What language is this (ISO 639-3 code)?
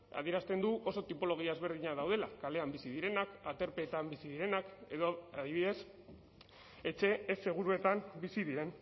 eus